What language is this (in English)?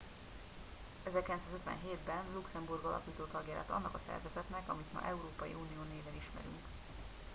Hungarian